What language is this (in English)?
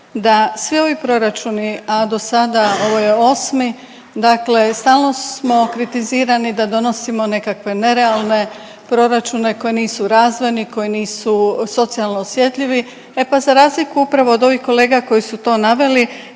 Croatian